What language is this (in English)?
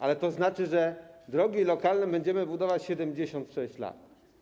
Polish